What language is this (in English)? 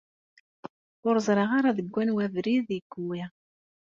Kabyle